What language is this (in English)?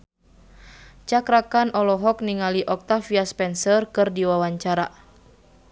Sundanese